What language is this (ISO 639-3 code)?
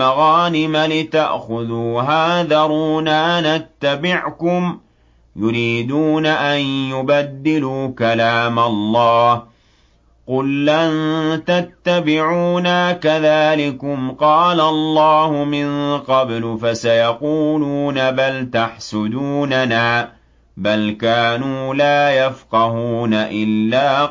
ara